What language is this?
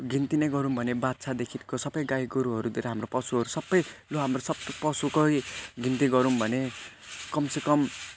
Nepali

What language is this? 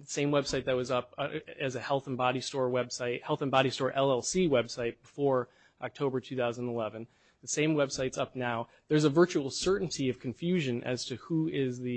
English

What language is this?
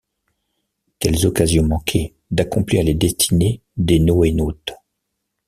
French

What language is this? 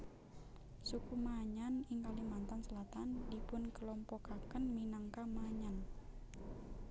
Javanese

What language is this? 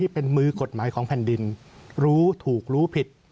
Thai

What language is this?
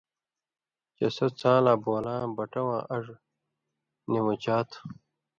Indus Kohistani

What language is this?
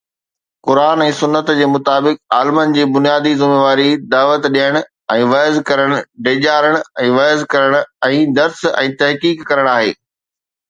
Sindhi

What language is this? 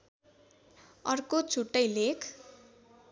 Nepali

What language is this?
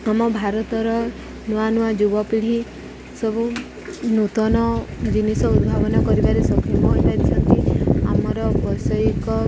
Odia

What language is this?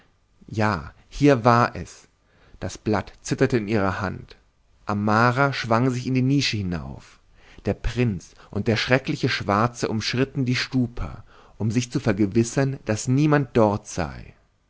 German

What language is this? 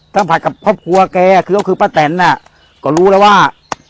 Thai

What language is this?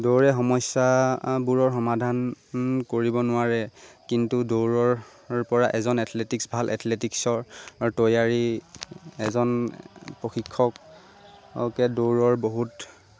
Assamese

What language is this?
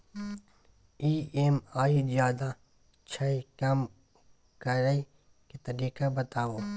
Maithili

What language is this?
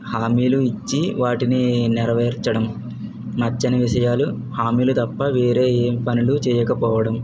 Telugu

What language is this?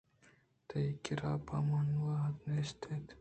Eastern Balochi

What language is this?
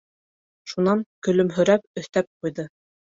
Bashkir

